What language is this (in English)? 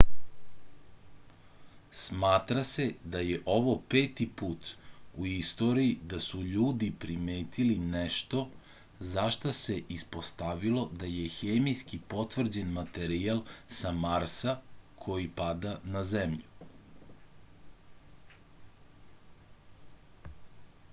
Serbian